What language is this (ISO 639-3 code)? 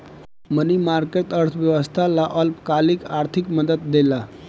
bho